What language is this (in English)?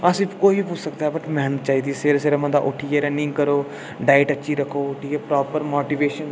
Dogri